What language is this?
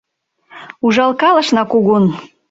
Mari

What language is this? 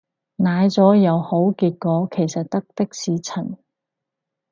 Cantonese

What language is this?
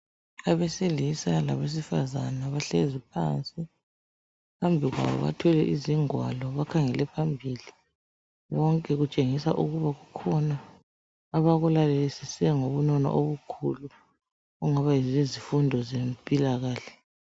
North Ndebele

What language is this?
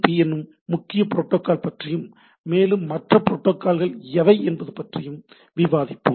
Tamil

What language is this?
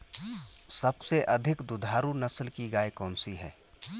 Hindi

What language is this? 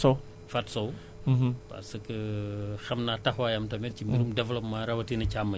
Wolof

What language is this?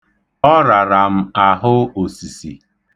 Igbo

